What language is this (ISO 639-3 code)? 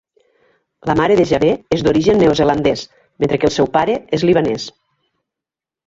cat